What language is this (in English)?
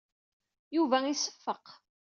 Kabyle